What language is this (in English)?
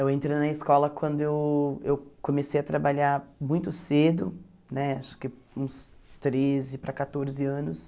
Portuguese